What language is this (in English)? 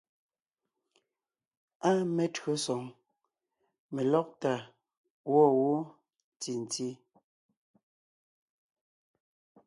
Ngiemboon